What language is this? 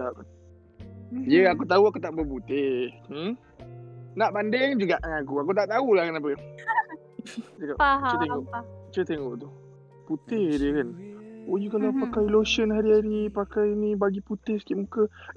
Malay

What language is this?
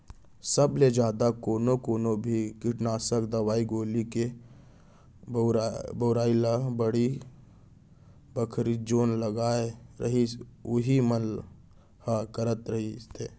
Chhattisgarhi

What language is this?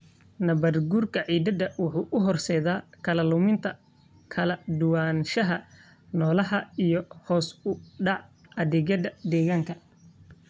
Somali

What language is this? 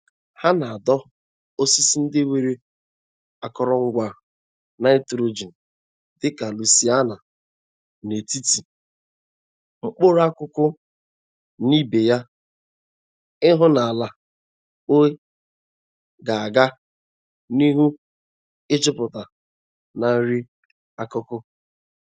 Igbo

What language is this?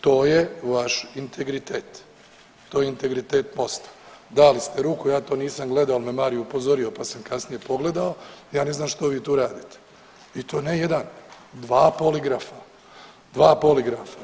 Croatian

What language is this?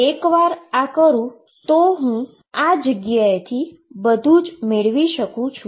Gujarati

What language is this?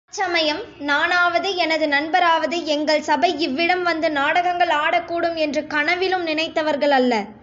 Tamil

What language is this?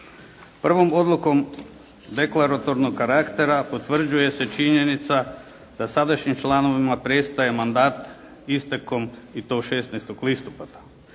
Croatian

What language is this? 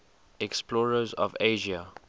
English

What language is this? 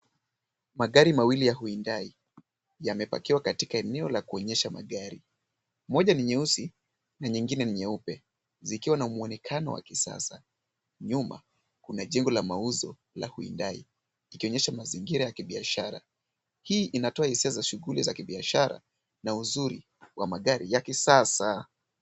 Swahili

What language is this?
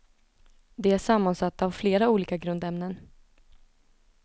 Swedish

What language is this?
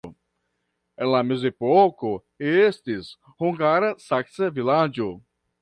Esperanto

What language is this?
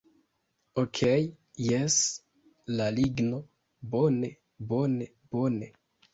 Esperanto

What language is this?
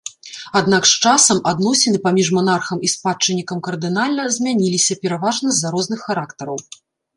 Belarusian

